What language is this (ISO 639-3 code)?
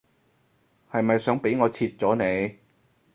yue